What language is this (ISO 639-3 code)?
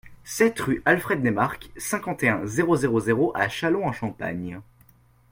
fra